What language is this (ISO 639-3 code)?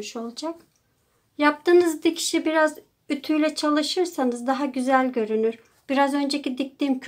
tur